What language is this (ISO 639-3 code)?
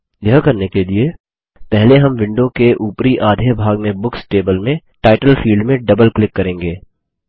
hin